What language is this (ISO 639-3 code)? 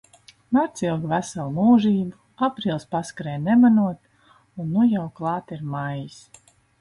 lav